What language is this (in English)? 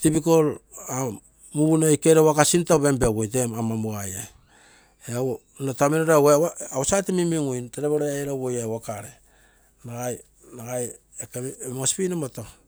Terei